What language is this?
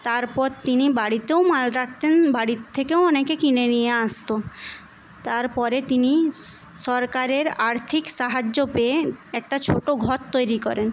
Bangla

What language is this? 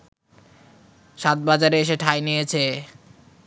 Bangla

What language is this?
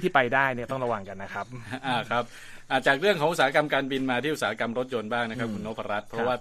Thai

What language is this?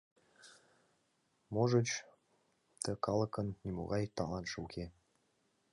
Mari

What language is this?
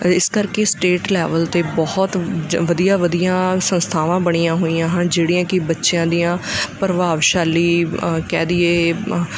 Punjabi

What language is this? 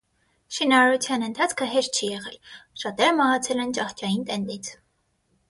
Armenian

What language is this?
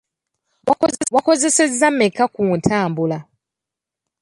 Ganda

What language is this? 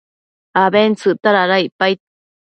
Matsés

